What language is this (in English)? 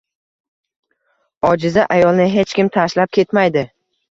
Uzbek